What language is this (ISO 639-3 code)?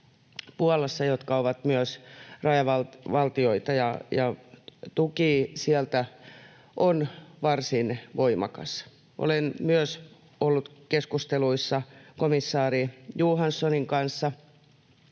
fin